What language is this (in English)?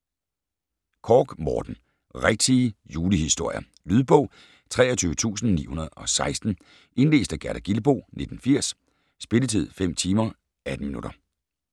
Danish